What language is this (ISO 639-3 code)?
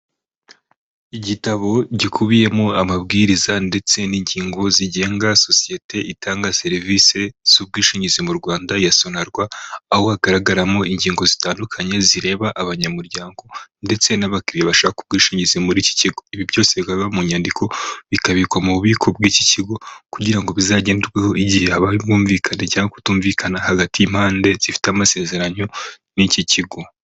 kin